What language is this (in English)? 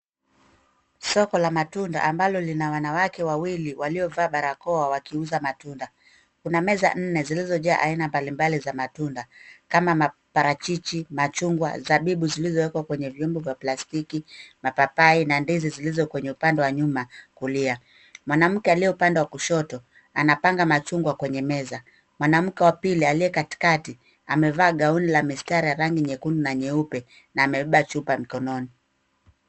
Swahili